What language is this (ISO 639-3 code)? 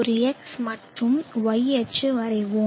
tam